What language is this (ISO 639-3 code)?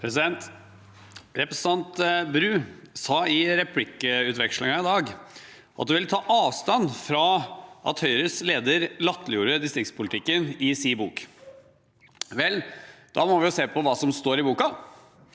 nor